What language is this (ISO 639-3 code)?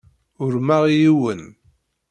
kab